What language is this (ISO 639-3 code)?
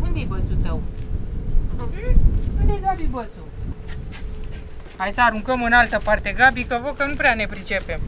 ron